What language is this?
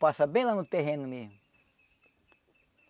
Portuguese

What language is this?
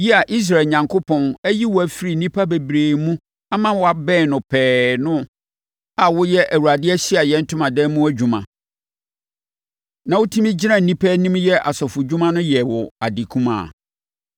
Akan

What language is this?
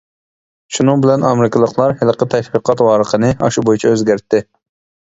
Uyghur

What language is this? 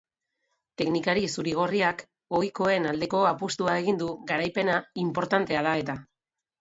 Basque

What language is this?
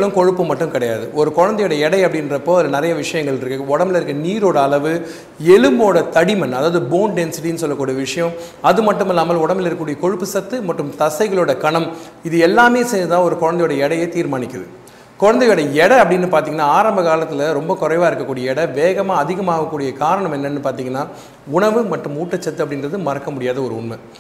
Tamil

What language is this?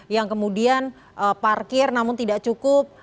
Indonesian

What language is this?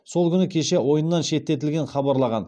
Kazakh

